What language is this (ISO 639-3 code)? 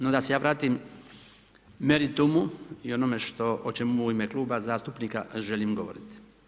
hrv